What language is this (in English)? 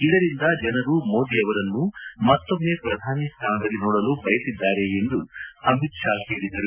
Kannada